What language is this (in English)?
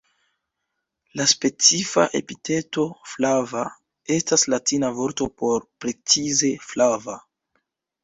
Esperanto